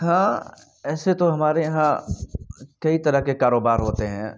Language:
Urdu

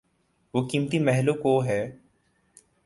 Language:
Urdu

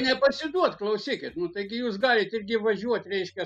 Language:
Lithuanian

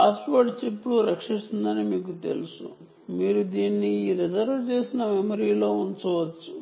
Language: Telugu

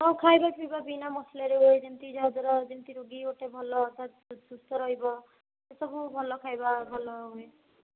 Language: Odia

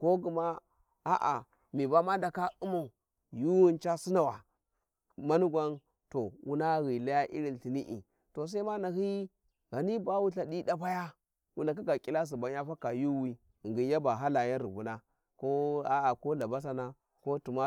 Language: Warji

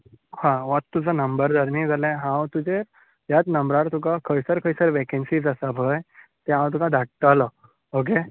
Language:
Konkani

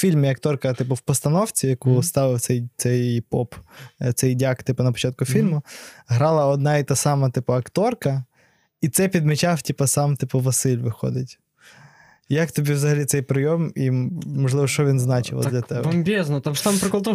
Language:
Ukrainian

